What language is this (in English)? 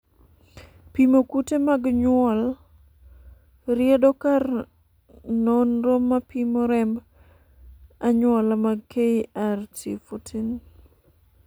Luo (Kenya and Tanzania)